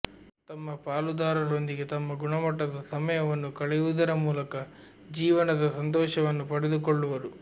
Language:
Kannada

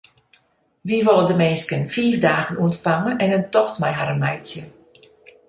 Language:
Western Frisian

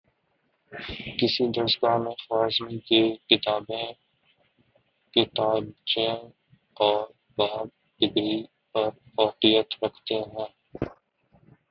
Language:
Urdu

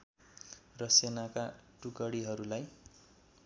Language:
Nepali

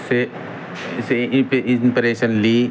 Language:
Urdu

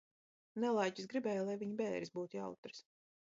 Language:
Latvian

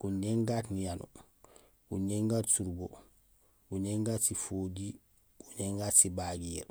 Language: Gusilay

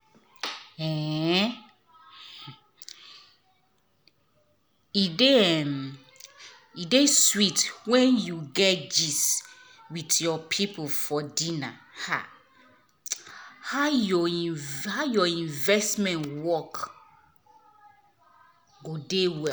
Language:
Nigerian Pidgin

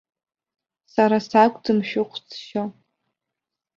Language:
Abkhazian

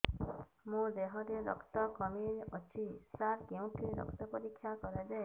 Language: Odia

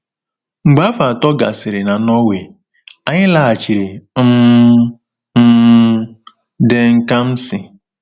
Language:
Igbo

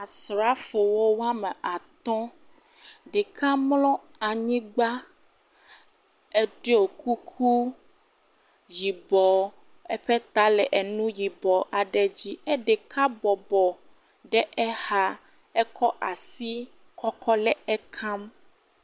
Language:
Ewe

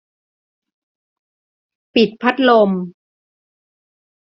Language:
Thai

